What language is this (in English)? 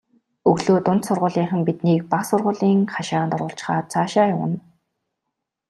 Mongolian